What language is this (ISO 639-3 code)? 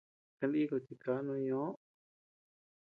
cux